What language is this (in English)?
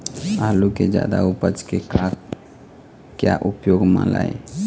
Chhattisgarhi